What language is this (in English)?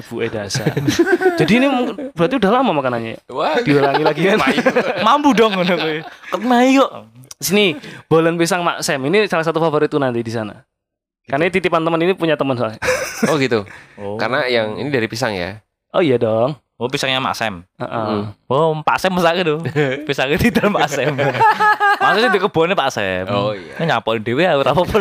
Indonesian